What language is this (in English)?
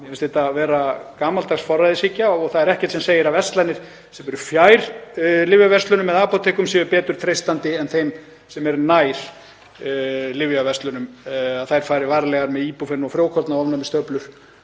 Icelandic